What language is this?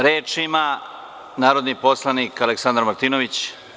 Serbian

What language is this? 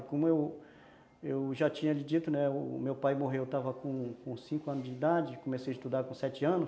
Portuguese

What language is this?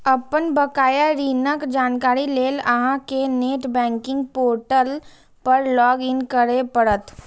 Maithili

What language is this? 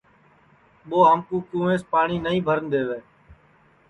Sansi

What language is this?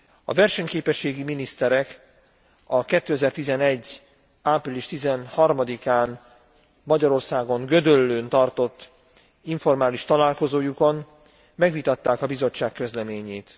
Hungarian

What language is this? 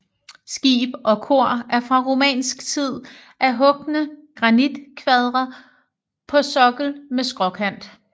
Danish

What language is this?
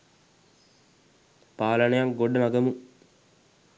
Sinhala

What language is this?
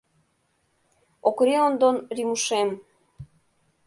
Mari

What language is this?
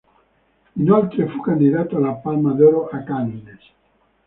Italian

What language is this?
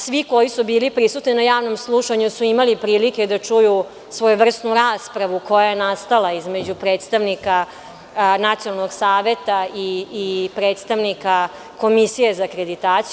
Serbian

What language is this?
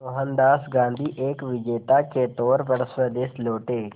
Hindi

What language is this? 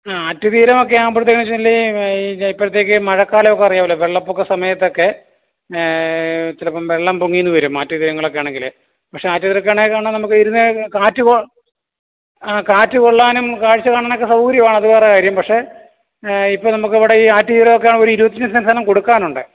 Malayalam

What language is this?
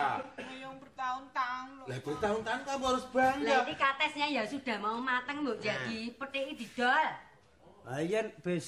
Indonesian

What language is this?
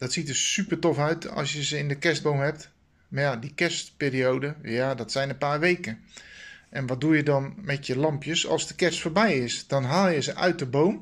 Dutch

